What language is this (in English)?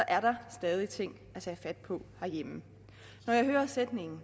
Danish